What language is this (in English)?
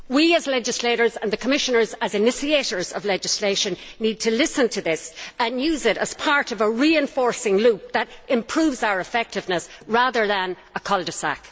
English